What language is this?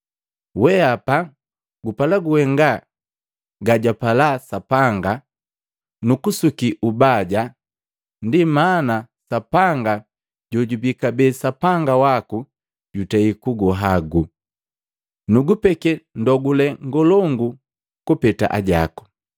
Matengo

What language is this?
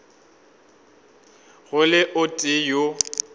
Northern Sotho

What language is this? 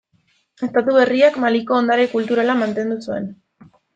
Basque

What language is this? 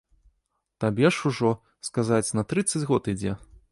Belarusian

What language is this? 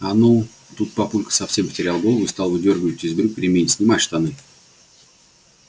Russian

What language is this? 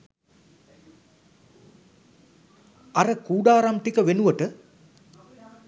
Sinhala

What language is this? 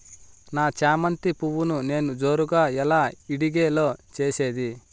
Telugu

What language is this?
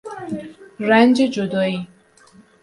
Persian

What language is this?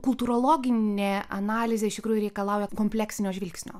Lithuanian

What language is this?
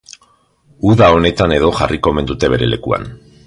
Basque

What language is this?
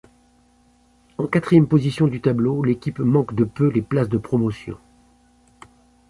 French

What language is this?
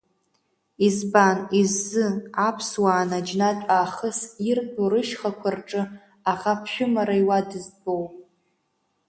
Abkhazian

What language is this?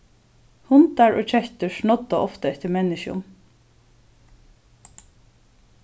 Faroese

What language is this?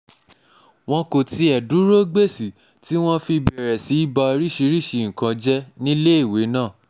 Yoruba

